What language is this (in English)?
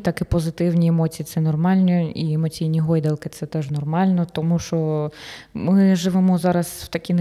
Ukrainian